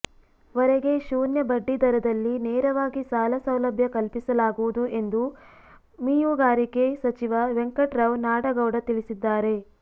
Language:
Kannada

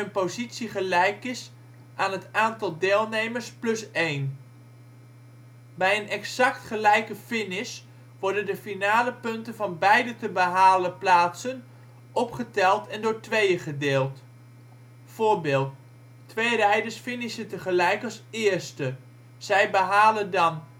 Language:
Dutch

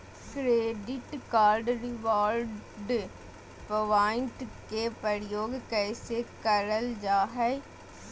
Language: Magahi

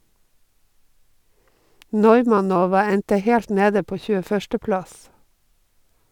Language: Norwegian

